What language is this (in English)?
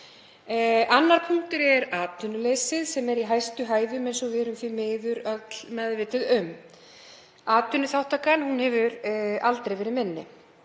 Icelandic